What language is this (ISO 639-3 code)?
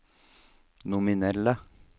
nor